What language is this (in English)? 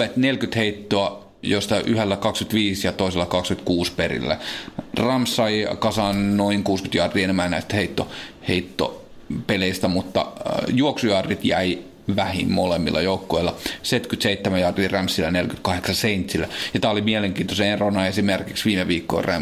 Finnish